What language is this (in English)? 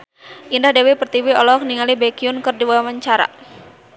Sundanese